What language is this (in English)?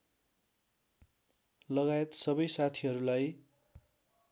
Nepali